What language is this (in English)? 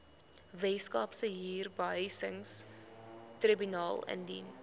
Afrikaans